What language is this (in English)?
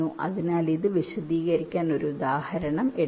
Malayalam